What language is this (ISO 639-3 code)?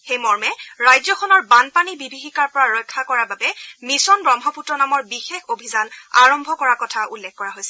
asm